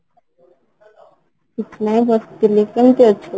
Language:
Odia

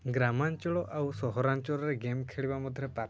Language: Odia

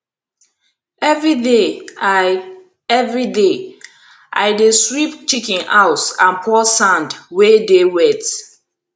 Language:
Nigerian Pidgin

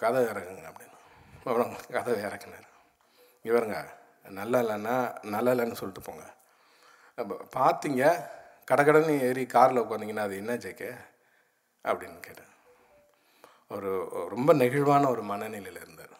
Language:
Tamil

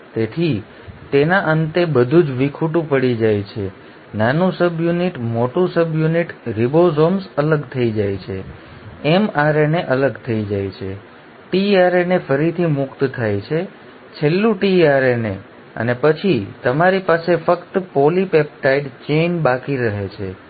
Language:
Gujarati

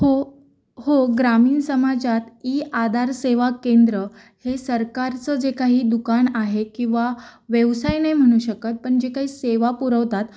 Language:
Marathi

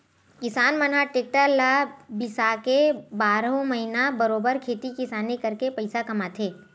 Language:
Chhattisgarhi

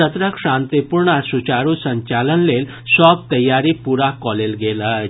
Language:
Maithili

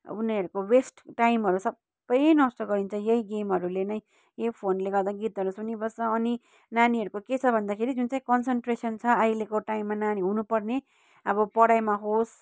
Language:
Nepali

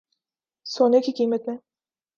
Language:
Urdu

